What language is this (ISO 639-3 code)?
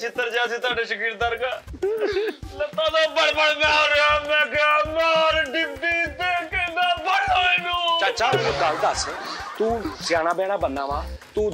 hin